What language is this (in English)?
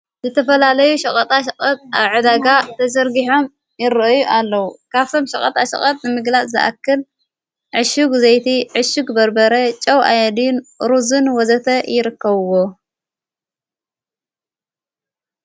Tigrinya